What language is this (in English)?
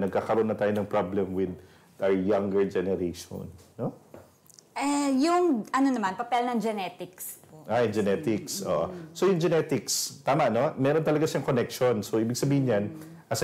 Filipino